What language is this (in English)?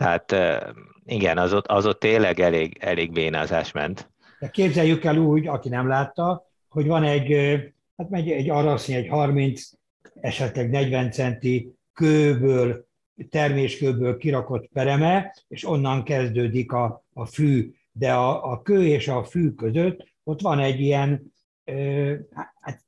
Hungarian